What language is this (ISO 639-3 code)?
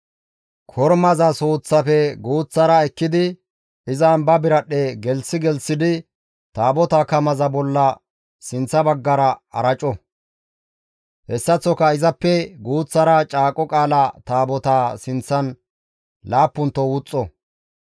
gmv